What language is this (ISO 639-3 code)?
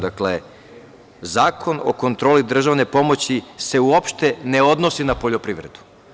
srp